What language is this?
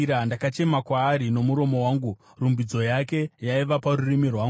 Shona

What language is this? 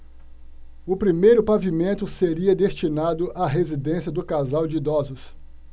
Portuguese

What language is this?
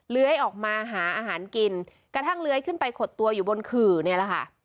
Thai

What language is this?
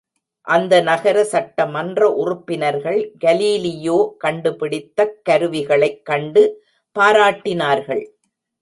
Tamil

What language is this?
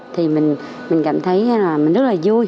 Vietnamese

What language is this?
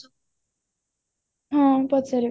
Odia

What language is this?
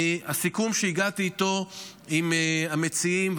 Hebrew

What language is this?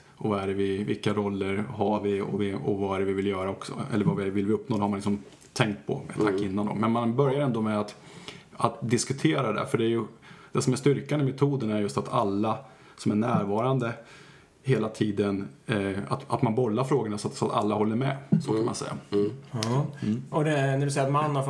Swedish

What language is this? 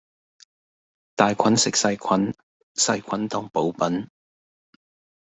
Cantonese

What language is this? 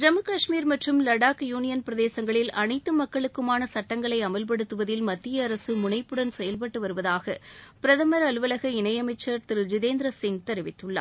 Tamil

